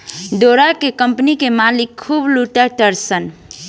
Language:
Bhojpuri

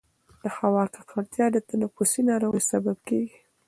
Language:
Pashto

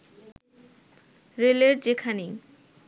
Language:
Bangla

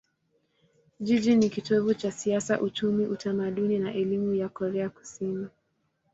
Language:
Swahili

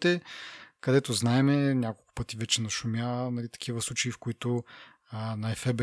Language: Bulgarian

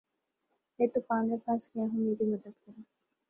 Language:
Urdu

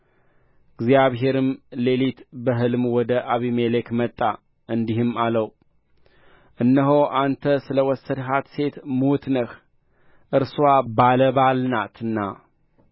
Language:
Amharic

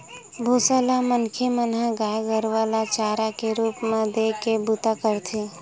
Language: Chhattisgarhi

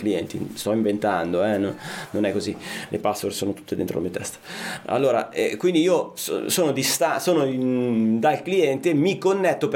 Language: Italian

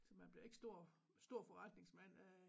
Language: Danish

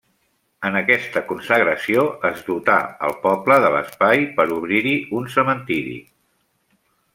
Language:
Catalan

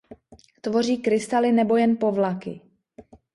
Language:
Czech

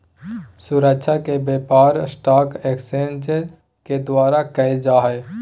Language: Magahi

